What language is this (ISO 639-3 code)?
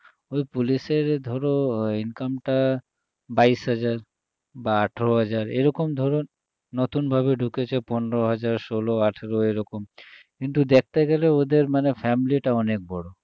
ben